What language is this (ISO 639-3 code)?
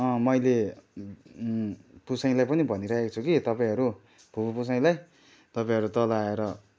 nep